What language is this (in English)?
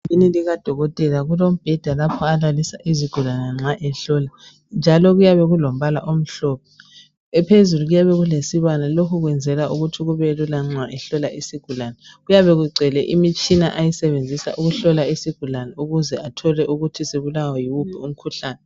North Ndebele